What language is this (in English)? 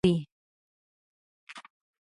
Pashto